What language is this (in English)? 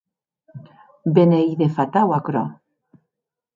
Occitan